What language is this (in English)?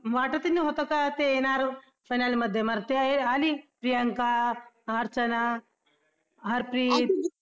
Marathi